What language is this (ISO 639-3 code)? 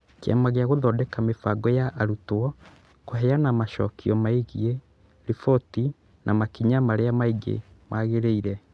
kik